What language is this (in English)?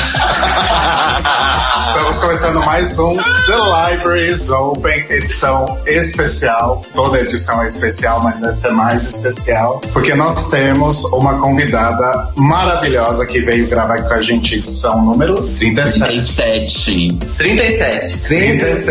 Portuguese